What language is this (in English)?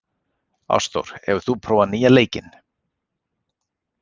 Icelandic